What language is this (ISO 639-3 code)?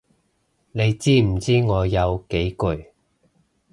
yue